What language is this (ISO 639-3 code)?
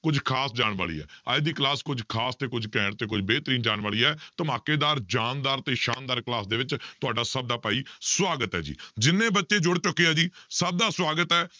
pan